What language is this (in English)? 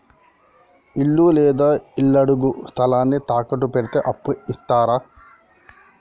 Telugu